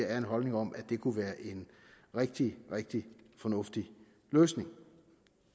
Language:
Danish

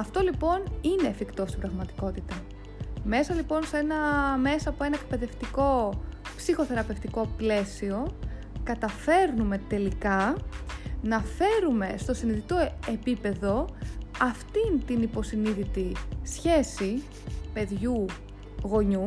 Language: Greek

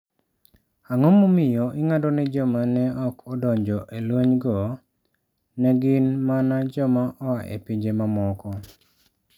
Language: Luo (Kenya and Tanzania)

